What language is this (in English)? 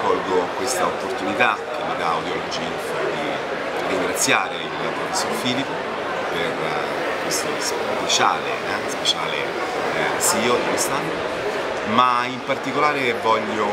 Italian